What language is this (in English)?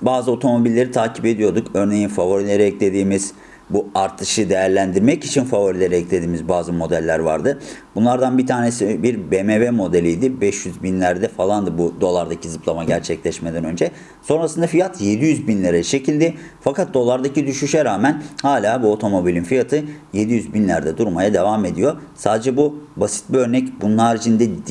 Turkish